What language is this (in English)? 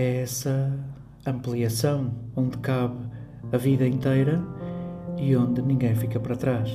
Portuguese